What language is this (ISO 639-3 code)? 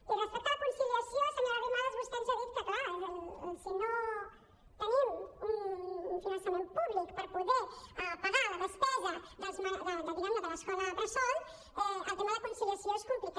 cat